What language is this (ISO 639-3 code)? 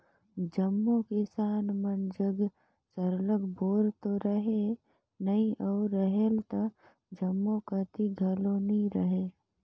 hne